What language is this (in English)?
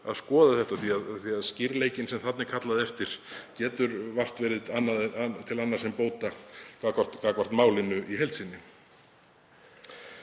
Icelandic